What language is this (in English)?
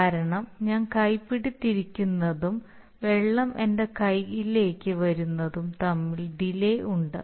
Malayalam